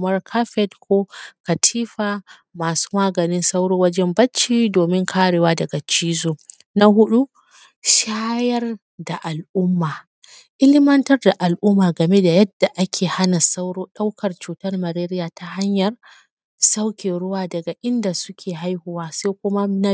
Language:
Hausa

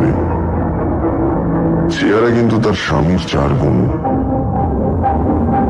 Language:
Bangla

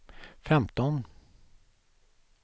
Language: Swedish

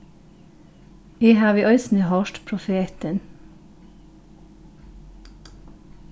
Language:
Faroese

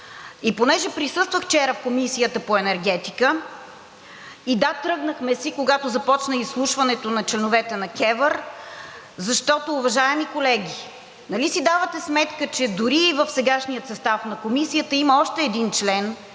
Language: Bulgarian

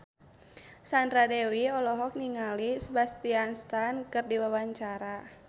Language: Sundanese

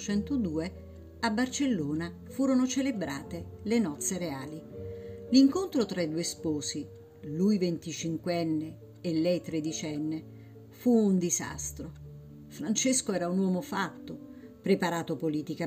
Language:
Italian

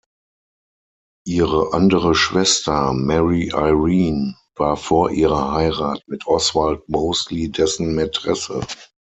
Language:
German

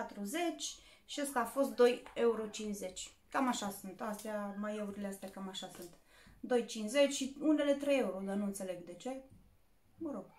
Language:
Romanian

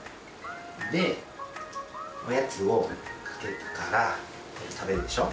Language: Japanese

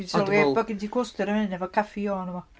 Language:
Welsh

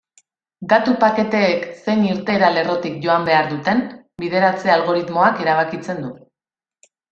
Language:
Basque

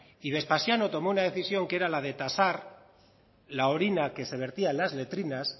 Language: Spanish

